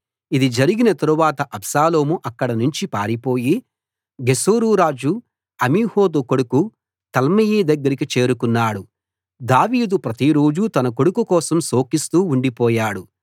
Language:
Telugu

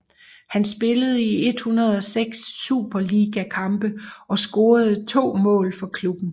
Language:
Danish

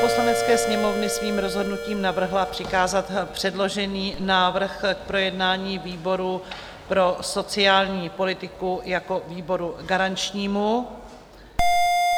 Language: Czech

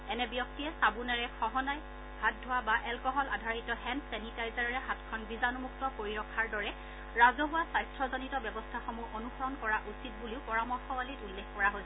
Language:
Assamese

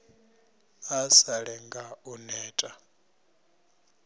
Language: Venda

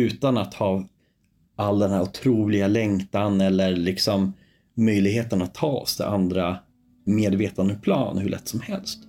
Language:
Swedish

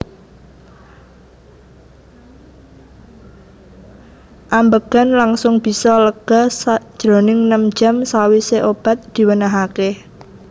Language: Javanese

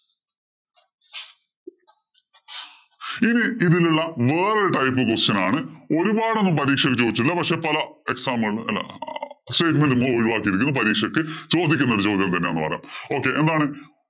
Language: Malayalam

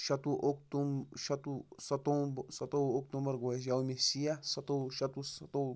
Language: Kashmiri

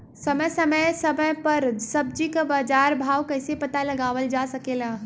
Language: Bhojpuri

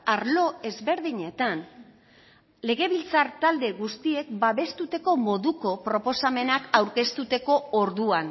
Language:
Basque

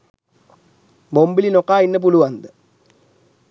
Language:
Sinhala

